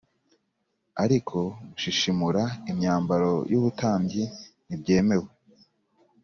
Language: Kinyarwanda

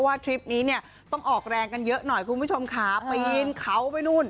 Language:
Thai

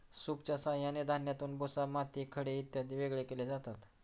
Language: Marathi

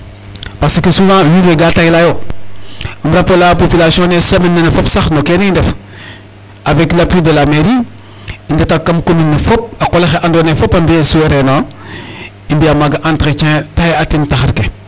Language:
Serer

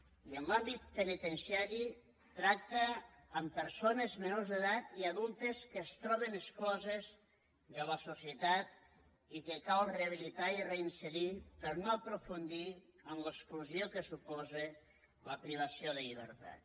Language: Catalan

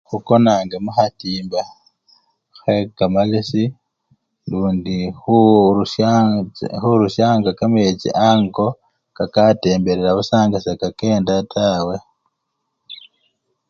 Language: Luyia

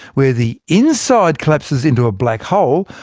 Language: English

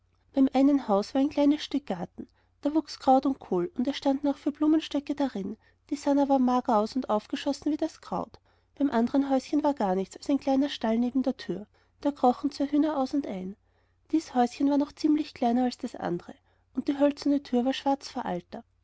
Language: German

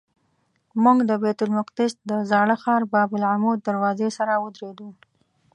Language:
Pashto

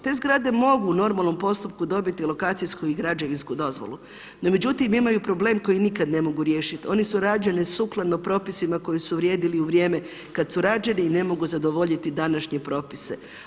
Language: Croatian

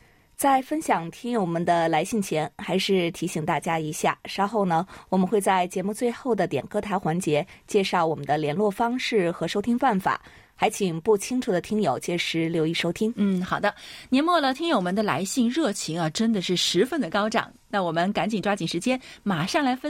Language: Chinese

